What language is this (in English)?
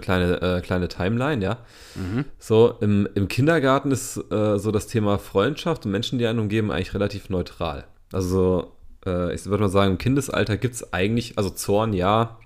German